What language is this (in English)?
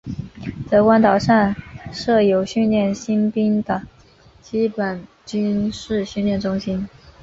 Chinese